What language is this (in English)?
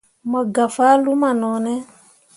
Mundang